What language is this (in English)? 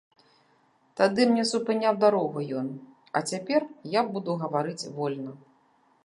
Belarusian